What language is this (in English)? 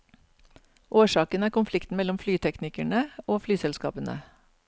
Norwegian